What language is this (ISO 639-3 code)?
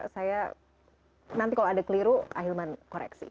ind